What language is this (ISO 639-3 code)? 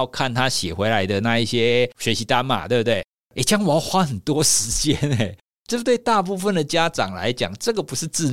zho